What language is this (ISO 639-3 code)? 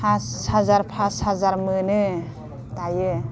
brx